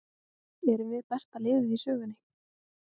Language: Icelandic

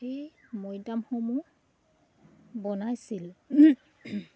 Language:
Assamese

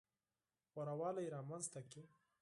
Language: Pashto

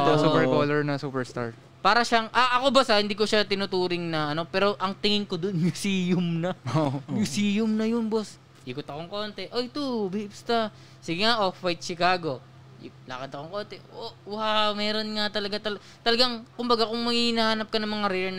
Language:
Filipino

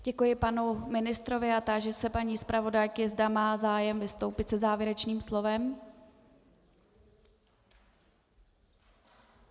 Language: Czech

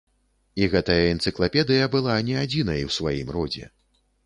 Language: Belarusian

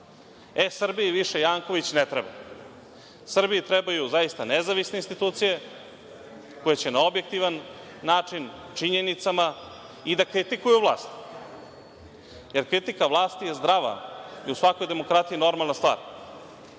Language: Serbian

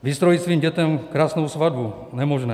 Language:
Czech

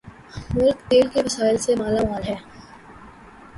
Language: Urdu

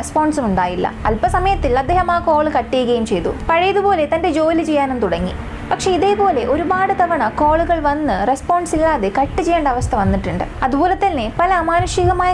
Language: Thai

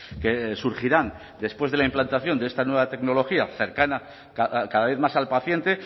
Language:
Spanish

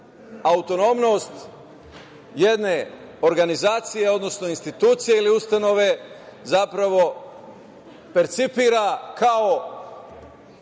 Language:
Serbian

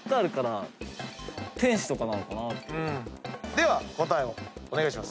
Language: Japanese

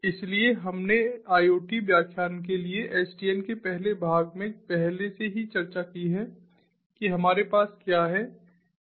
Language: Hindi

